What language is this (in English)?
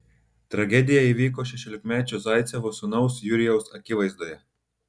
Lithuanian